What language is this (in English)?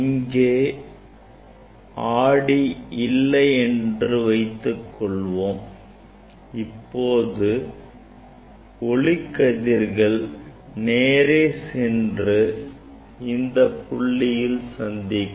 Tamil